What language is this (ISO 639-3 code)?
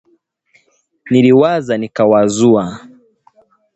swa